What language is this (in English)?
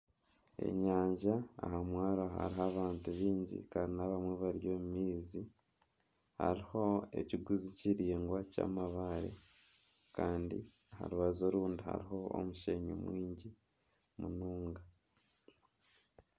Nyankole